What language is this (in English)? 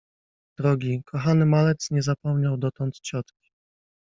Polish